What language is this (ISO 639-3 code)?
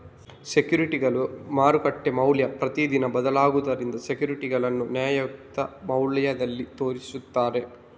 kan